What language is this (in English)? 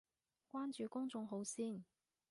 Cantonese